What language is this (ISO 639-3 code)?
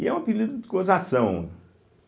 por